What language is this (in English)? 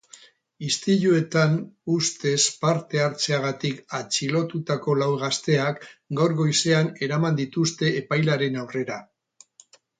Basque